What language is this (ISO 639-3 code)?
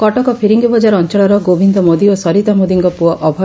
ori